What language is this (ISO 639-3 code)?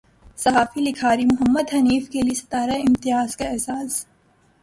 urd